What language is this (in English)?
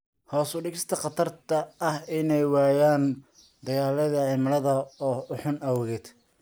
Somali